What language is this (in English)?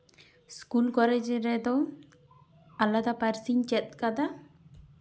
Santali